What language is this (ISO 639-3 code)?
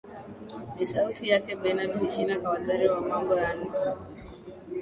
swa